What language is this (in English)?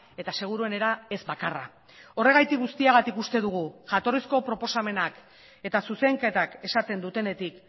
Basque